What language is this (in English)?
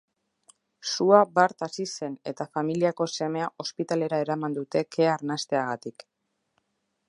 Basque